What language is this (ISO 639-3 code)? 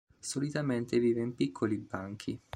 ita